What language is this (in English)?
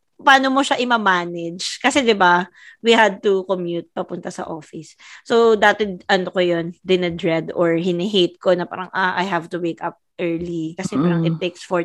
Filipino